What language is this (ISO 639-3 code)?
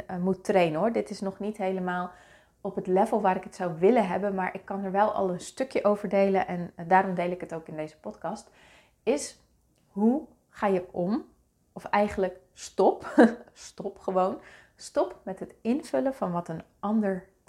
nld